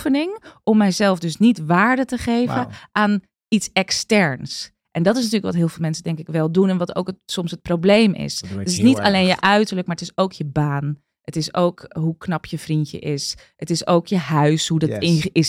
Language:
Dutch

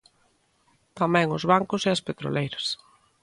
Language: Galician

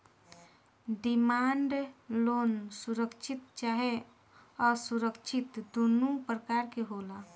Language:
Bhojpuri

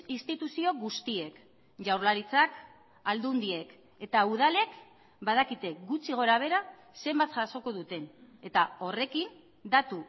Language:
Basque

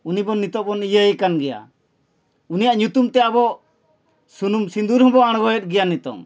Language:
Santali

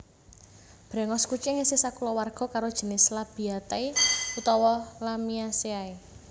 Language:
Javanese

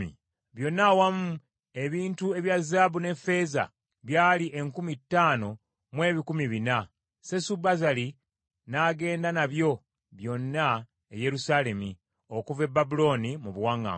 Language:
Ganda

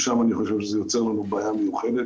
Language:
Hebrew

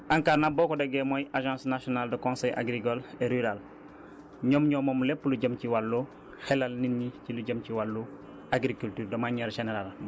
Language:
Wolof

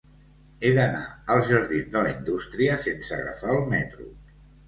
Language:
Catalan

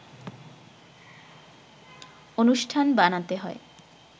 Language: Bangla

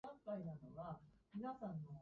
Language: Japanese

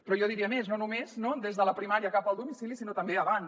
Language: Catalan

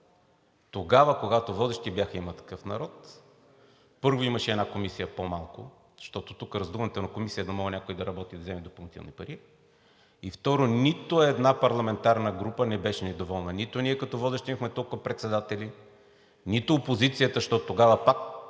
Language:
Bulgarian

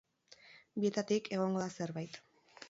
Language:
Basque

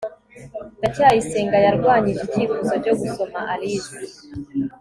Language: Kinyarwanda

